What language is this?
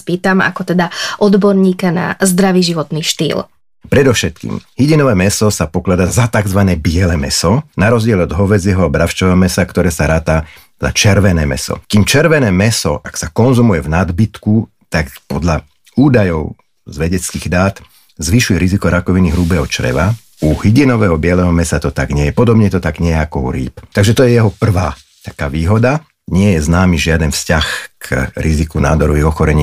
Slovak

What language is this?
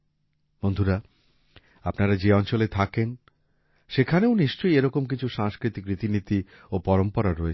Bangla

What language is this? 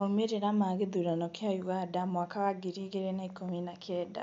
Kikuyu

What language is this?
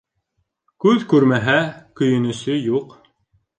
Bashkir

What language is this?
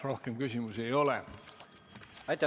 Estonian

